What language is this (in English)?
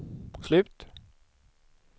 Swedish